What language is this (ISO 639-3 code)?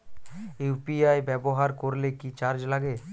ben